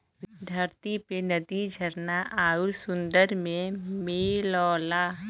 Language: Bhojpuri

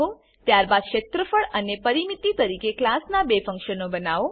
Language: Gujarati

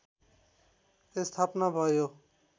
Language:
Nepali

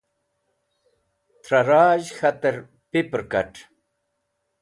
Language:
Wakhi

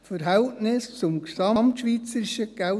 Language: Swiss German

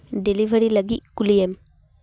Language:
Santali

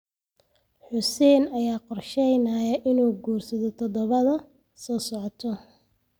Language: Somali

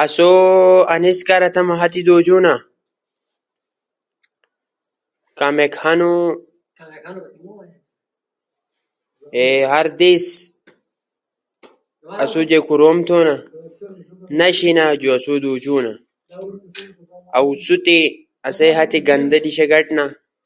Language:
Ushojo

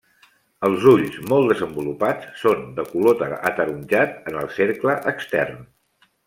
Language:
Catalan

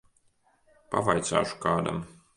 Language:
Latvian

